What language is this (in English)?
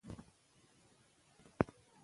Pashto